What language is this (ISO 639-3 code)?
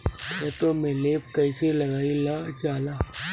bho